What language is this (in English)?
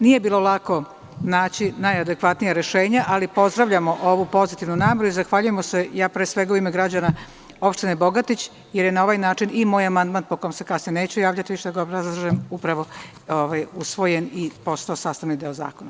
Serbian